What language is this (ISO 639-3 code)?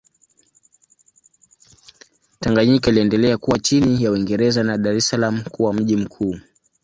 swa